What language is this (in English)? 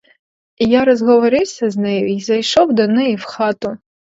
Ukrainian